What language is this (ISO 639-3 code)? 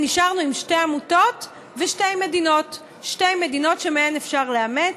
heb